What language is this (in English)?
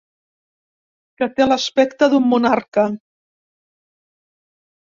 Catalan